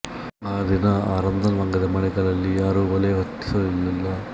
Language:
Kannada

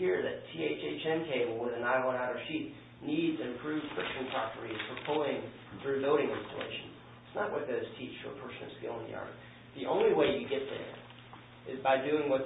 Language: English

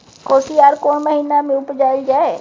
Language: Maithili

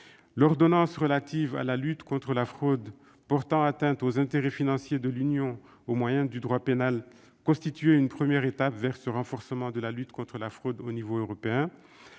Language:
French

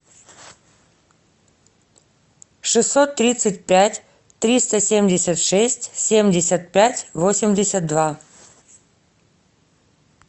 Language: Russian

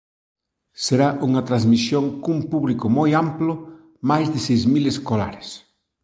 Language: Galician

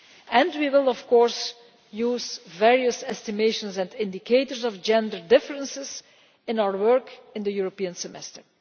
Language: English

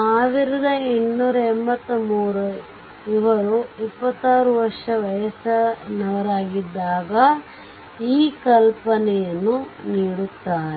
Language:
Kannada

